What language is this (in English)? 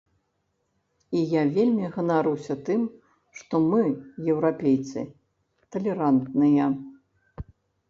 Belarusian